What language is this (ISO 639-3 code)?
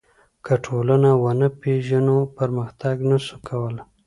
pus